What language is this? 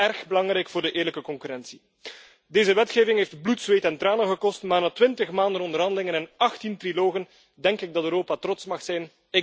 Dutch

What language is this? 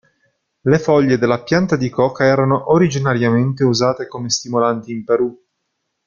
Italian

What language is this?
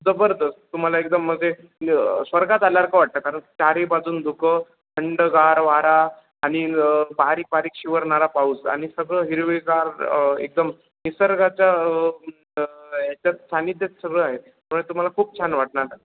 Marathi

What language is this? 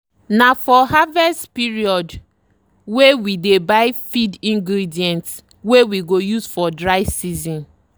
Nigerian Pidgin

